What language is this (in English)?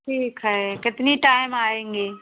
Hindi